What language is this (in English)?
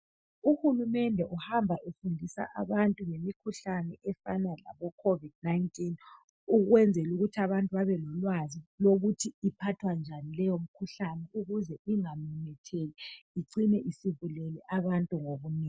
North Ndebele